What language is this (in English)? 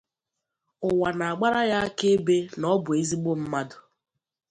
Igbo